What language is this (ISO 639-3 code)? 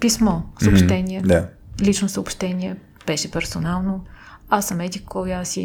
bul